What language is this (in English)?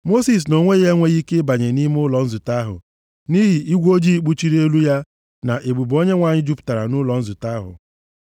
Igbo